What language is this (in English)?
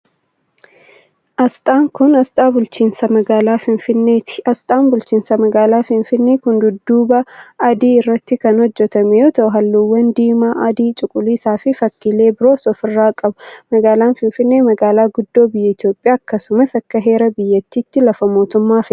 Oromo